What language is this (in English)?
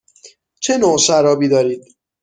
Persian